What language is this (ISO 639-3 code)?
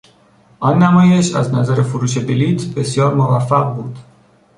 fas